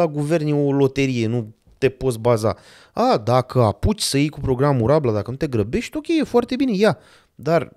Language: Romanian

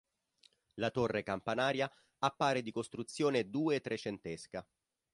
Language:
Italian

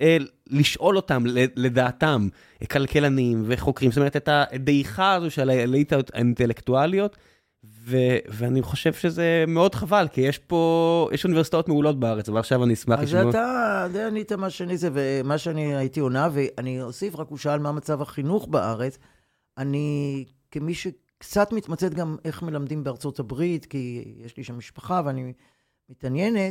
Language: Hebrew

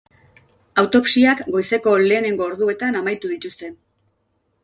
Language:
Basque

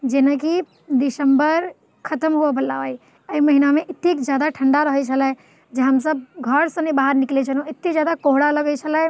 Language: Maithili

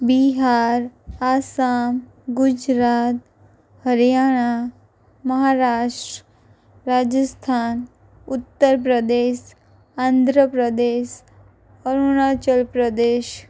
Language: Gujarati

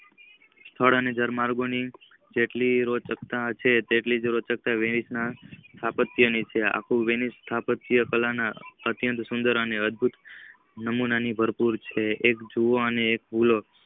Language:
Gujarati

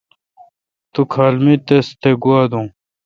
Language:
Kalkoti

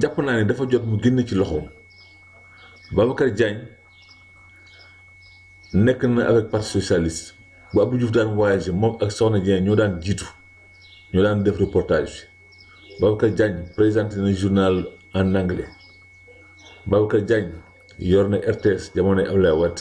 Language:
French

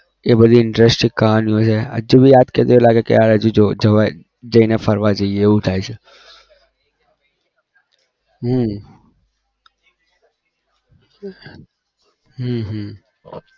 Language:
Gujarati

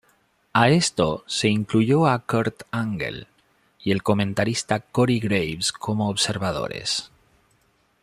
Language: Spanish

